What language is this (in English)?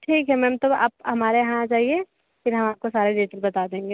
Hindi